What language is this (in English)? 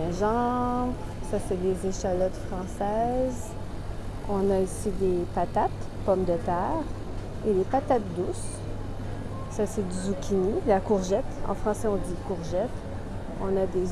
French